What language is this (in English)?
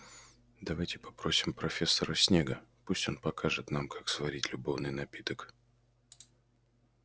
Russian